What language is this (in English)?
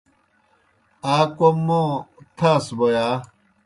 Kohistani Shina